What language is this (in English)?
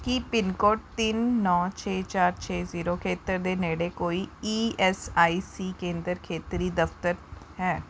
Punjabi